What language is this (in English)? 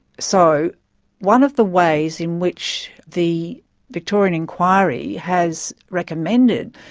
English